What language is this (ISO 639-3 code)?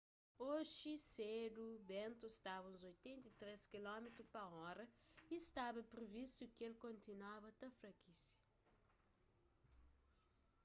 kea